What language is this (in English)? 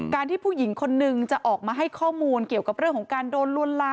Thai